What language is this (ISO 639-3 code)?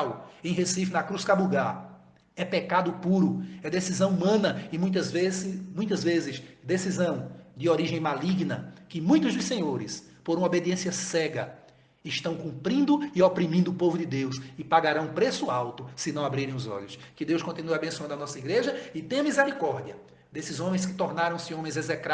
por